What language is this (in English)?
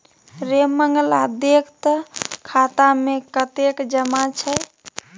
Maithili